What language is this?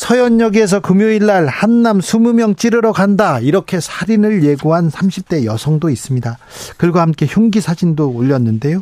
Korean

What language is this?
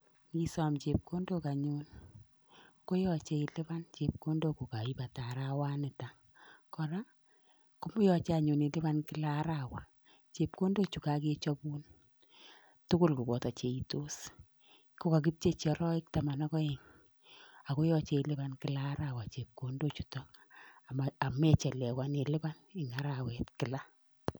Kalenjin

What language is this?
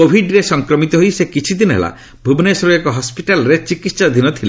Odia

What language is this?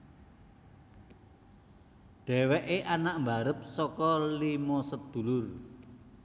Javanese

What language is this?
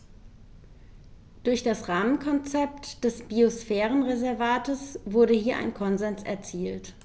German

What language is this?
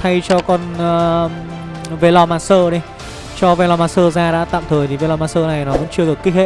Vietnamese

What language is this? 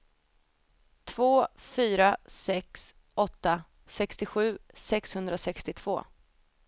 Swedish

